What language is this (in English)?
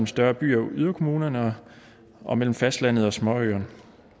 Danish